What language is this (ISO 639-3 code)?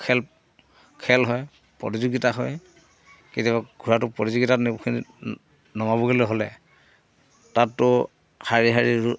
asm